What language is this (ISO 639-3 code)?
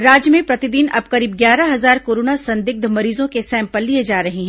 hin